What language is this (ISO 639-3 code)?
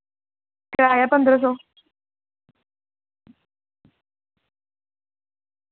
doi